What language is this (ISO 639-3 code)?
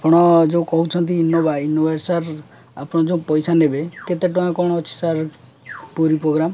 ori